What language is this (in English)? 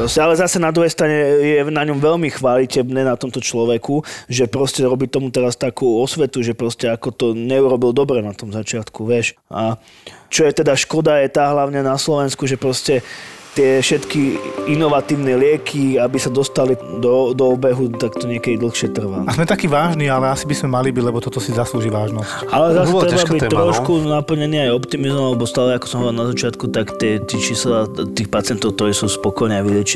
Slovak